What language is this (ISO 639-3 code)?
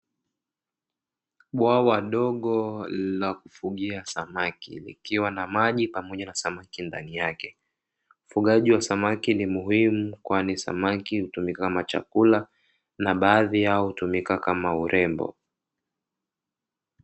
swa